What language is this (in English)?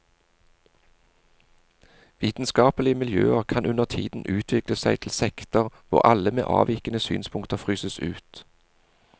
Norwegian